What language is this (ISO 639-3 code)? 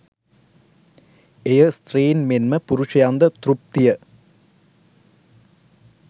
sin